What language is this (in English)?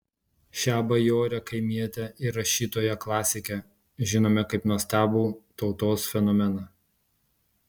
Lithuanian